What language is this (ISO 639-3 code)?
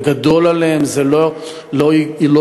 heb